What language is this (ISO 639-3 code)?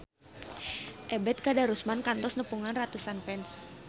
sun